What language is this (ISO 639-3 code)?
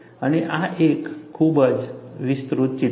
guj